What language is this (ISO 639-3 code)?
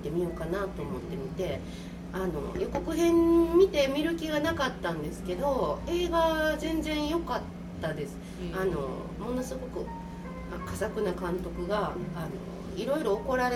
jpn